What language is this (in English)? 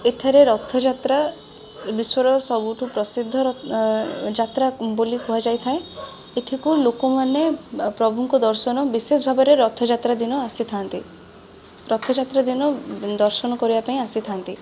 Odia